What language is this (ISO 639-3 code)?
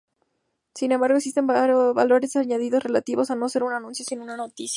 spa